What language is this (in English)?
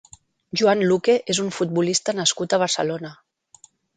Catalan